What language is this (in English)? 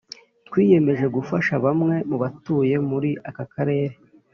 Kinyarwanda